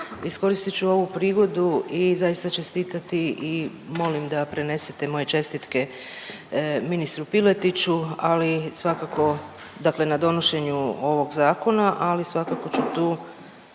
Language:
Croatian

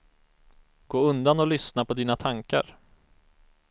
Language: Swedish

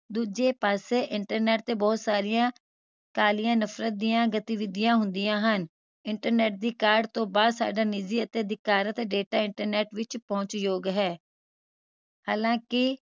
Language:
Punjabi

